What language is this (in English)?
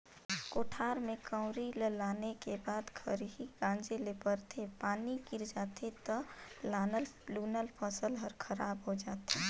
Chhattisgarhi